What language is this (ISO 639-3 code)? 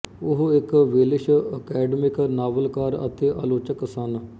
pan